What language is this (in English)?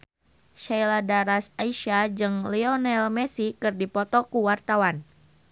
Sundanese